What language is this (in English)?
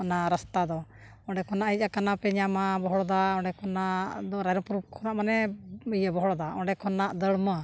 Santali